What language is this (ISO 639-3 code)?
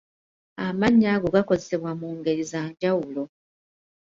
lug